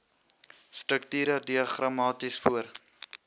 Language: Afrikaans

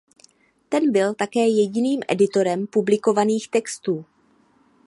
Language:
Czech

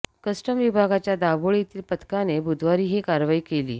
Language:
Marathi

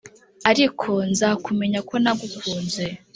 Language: Kinyarwanda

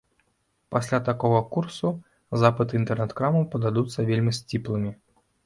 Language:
Belarusian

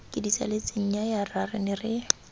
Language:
Tswana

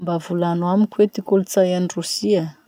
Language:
Masikoro Malagasy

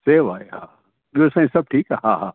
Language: Sindhi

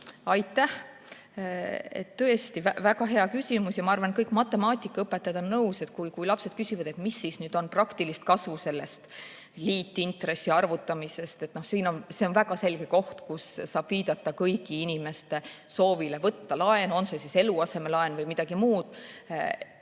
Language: Estonian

